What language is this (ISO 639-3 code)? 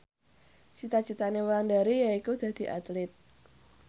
jav